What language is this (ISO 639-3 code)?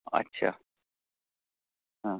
urd